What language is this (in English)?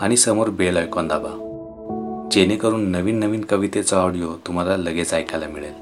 Marathi